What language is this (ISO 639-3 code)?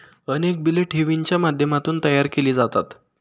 mar